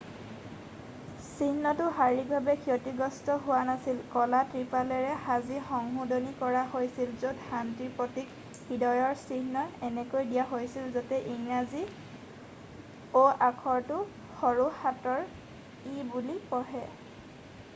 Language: Assamese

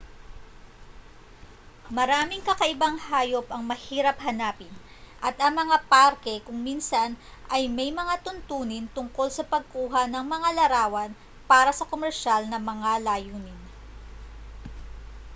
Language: Filipino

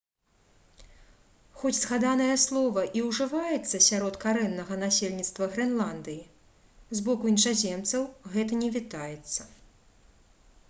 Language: Belarusian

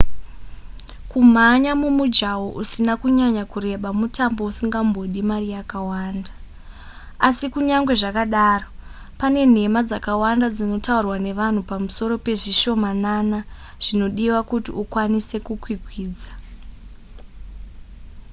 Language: Shona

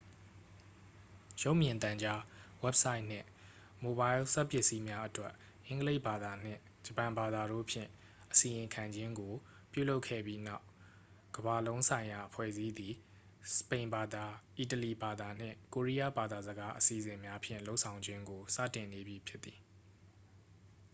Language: Burmese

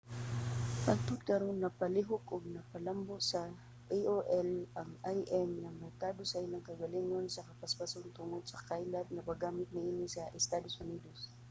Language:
Cebuano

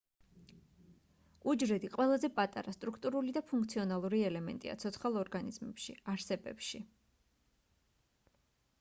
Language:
Georgian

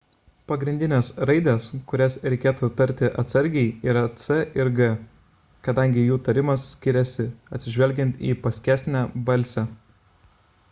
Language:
Lithuanian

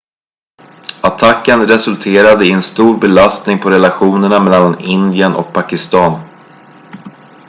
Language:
Swedish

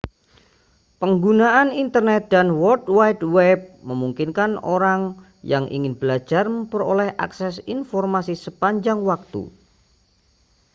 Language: Indonesian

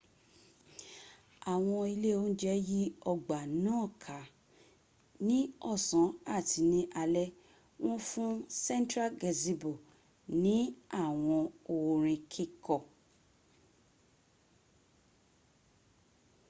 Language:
Yoruba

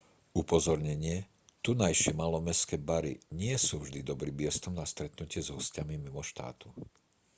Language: Slovak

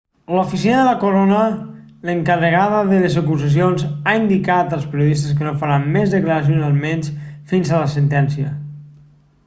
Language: Catalan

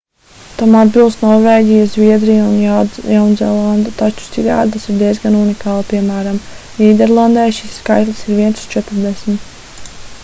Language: Latvian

